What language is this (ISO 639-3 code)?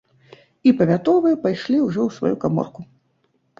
bel